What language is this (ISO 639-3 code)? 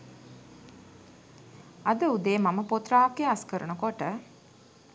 sin